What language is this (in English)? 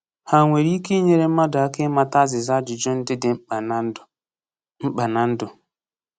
Igbo